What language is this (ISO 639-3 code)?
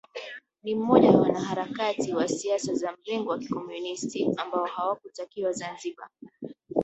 swa